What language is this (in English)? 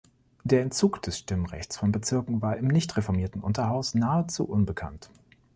German